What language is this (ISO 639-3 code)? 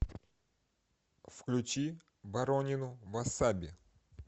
rus